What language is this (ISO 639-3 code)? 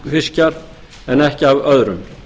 isl